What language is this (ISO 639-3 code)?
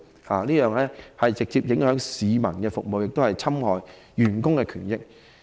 yue